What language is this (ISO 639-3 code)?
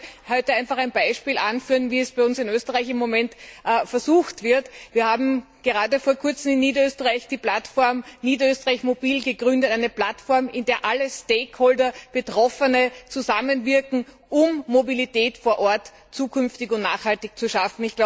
deu